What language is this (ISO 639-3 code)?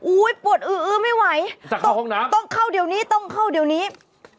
tha